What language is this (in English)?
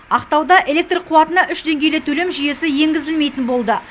Kazakh